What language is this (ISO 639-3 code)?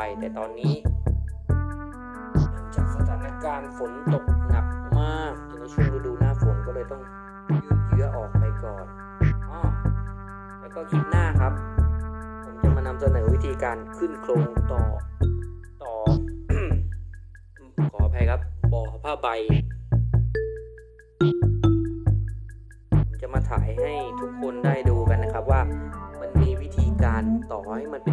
tha